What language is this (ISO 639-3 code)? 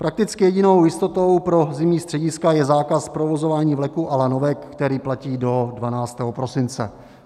ces